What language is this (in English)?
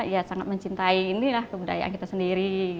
Indonesian